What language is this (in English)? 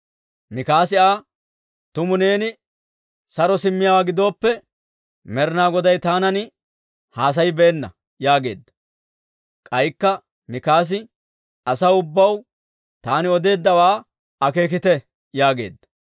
Dawro